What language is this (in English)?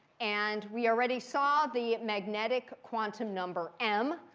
English